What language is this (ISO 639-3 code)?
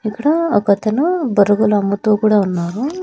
tel